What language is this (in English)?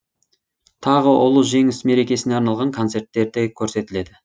Kazakh